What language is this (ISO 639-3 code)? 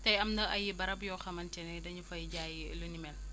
wol